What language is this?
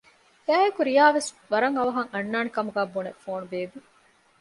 Divehi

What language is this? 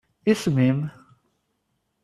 Kabyle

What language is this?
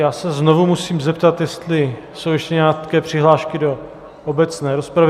Czech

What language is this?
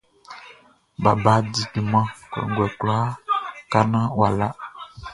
Baoulé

